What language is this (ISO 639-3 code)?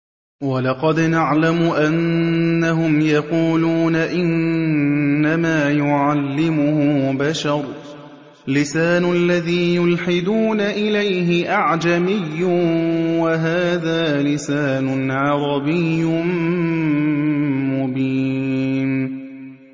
ara